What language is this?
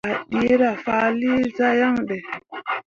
Mundang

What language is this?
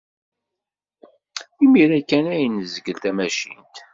Kabyle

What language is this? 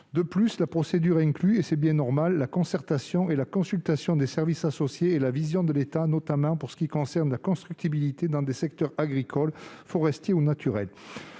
French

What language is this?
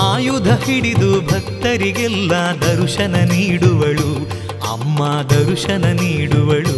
Kannada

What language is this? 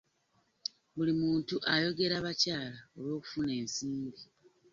Ganda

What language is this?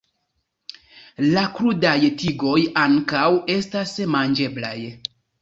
Esperanto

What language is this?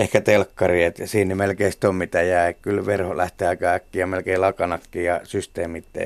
Finnish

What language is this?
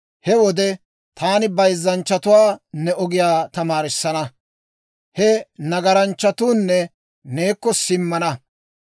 Dawro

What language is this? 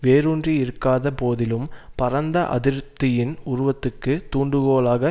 Tamil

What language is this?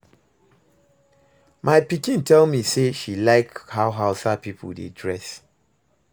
Nigerian Pidgin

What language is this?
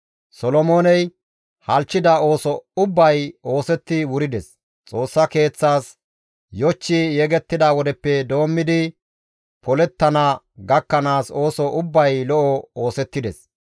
Gamo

